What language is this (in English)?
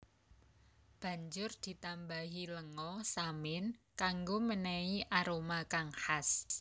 Javanese